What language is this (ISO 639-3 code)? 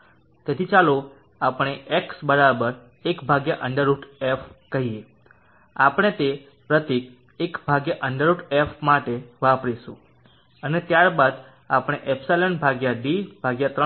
guj